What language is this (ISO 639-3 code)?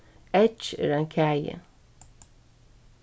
fao